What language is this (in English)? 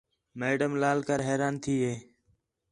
Khetrani